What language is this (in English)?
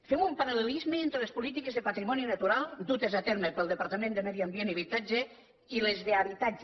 Catalan